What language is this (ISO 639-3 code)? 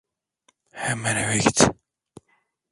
tur